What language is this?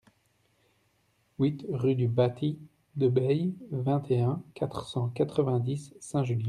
French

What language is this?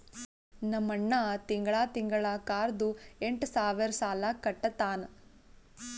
Kannada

